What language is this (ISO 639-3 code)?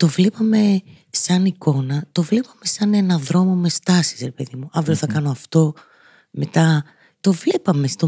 ell